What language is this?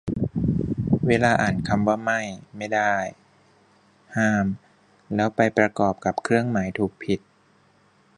Thai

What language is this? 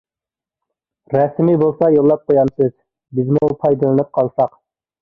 Uyghur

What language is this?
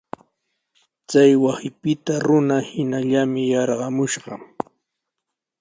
Sihuas Ancash Quechua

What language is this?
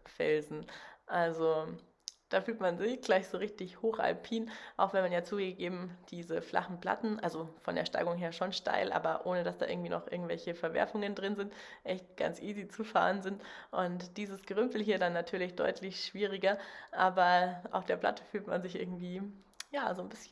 German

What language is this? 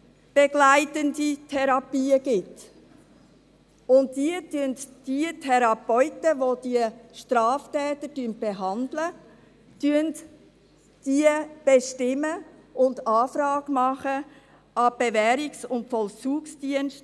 Swiss German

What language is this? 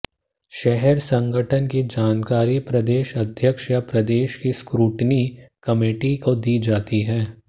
Hindi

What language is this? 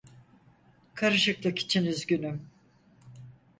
Turkish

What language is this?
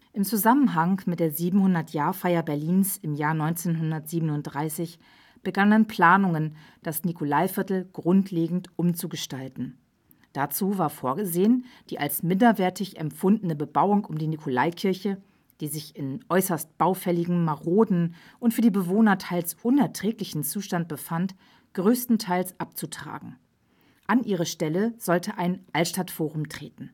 German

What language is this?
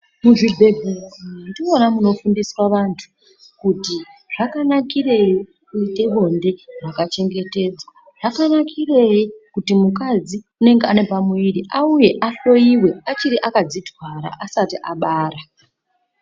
Ndau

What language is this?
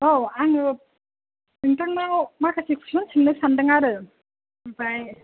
Bodo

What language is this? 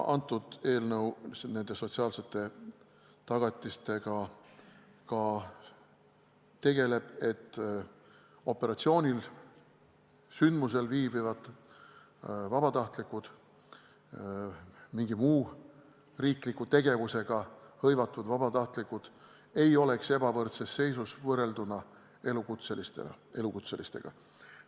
Estonian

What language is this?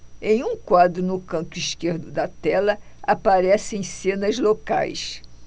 Portuguese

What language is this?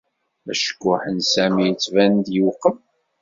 Kabyle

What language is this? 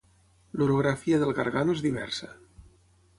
Catalan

